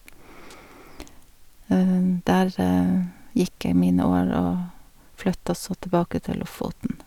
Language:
Norwegian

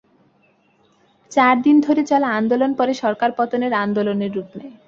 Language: Bangla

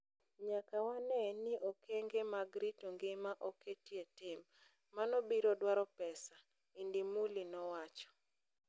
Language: Luo (Kenya and Tanzania)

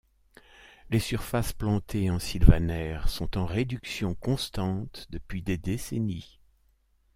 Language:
French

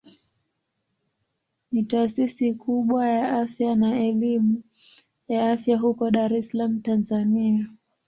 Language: Swahili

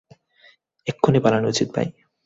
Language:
Bangla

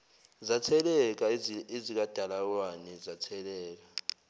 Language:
Zulu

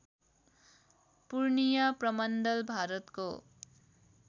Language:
Nepali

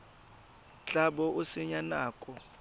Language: Tswana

